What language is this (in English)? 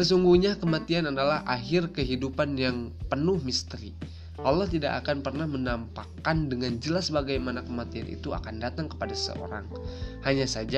Indonesian